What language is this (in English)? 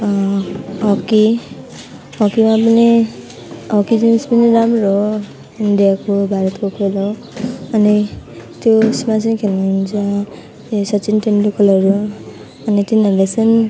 Nepali